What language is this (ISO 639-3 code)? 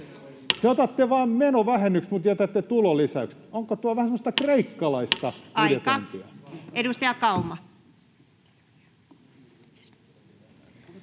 fin